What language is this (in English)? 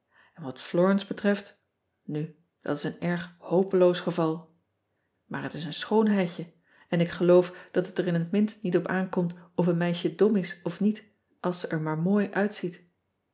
Dutch